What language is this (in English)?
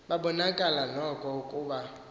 Xhosa